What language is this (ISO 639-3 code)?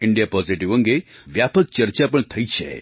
guj